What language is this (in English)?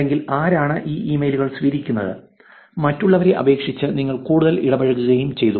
Malayalam